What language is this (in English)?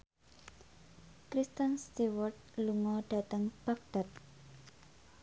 Javanese